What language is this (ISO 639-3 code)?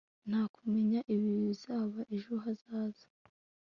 kin